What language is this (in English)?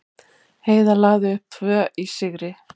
Icelandic